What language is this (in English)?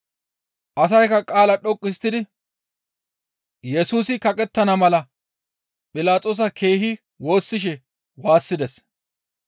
Gamo